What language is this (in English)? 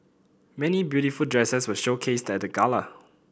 English